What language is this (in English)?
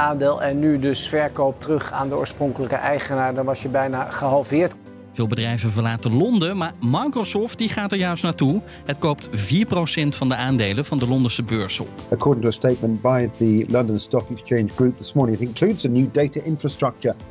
Dutch